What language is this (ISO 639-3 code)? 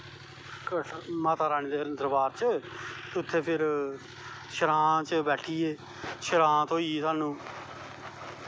doi